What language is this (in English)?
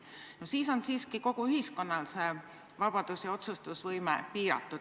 Estonian